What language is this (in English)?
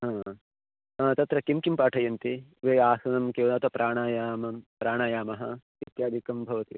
Sanskrit